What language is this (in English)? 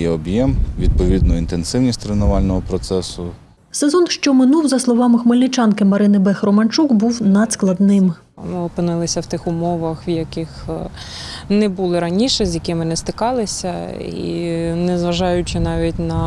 Ukrainian